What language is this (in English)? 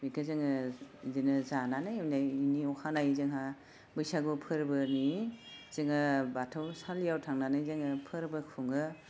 Bodo